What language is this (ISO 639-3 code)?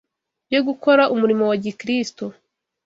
kin